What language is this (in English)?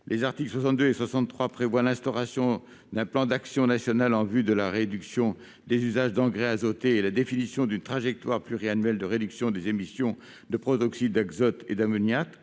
French